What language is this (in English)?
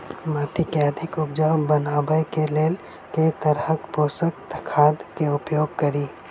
Maithili